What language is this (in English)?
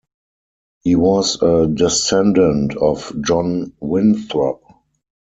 English